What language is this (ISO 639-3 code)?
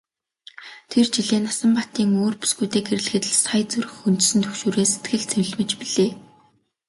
mon